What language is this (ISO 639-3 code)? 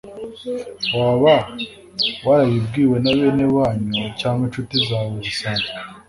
kin